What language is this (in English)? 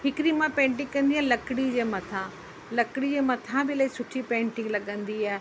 Sindhi